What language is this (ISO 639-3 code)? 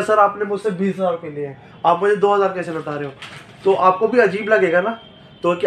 hin